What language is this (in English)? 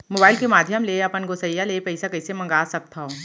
Chhattisgarhi